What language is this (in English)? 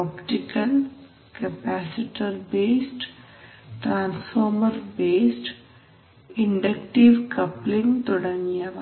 Malayalam